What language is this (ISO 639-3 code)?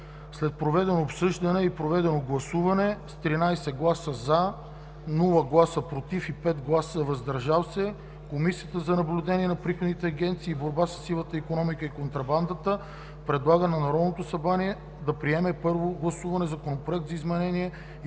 bul